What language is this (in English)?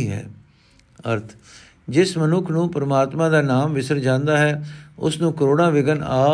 Punjabi